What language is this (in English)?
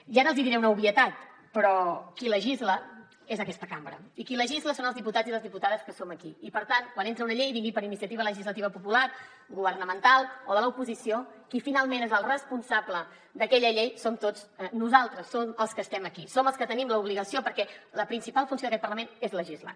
Catalan